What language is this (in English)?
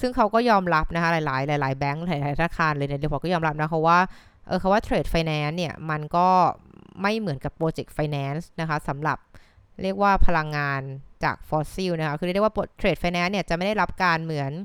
Thai